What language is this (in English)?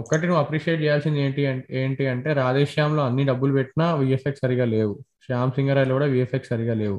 Telugu